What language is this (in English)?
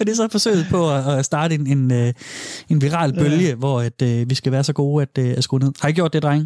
Danish